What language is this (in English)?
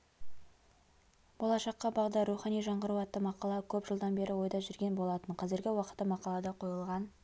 Kazakh